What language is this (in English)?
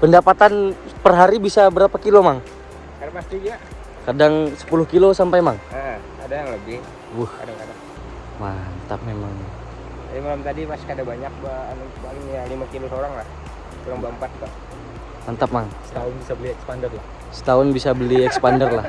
Indonesian